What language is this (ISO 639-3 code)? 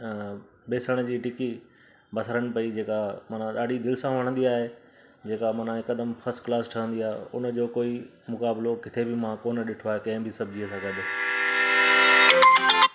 snd